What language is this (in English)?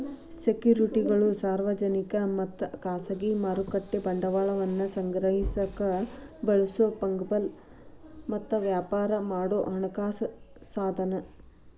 Kannada